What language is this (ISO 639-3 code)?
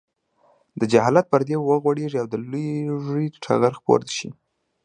pus